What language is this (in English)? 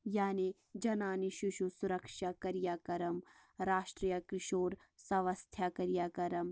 Kashmiri